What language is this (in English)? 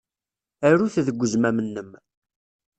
Kabyle